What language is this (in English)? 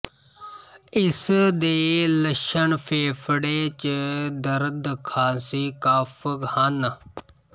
Punjabi